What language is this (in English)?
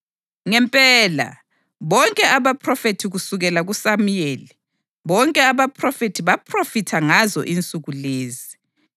North Ndebele